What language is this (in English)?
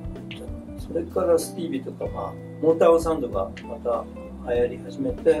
Japanese